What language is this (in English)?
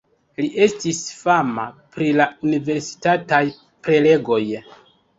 Esperanto